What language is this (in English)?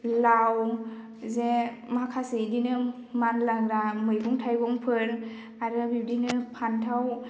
Bodo